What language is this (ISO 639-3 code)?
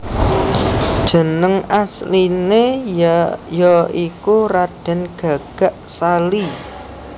jav